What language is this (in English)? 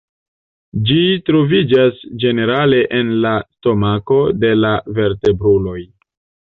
Esperanto